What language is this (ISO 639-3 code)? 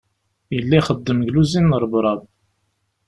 kab